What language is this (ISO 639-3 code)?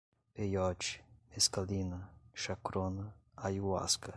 por